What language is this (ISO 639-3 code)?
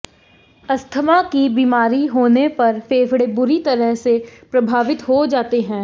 hin